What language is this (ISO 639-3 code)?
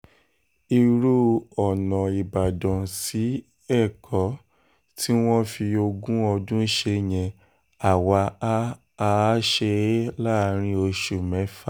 yor